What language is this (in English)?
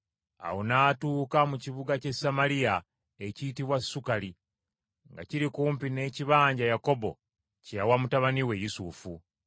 Ganda